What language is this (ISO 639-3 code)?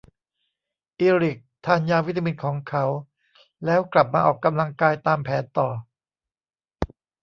tha